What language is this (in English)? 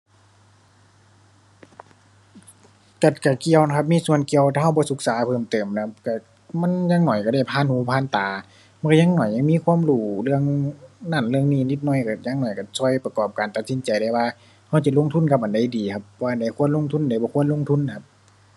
Thai